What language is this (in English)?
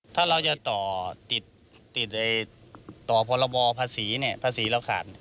Thai